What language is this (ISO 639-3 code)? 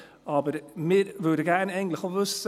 gsw